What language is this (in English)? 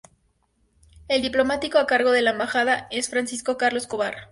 Spanish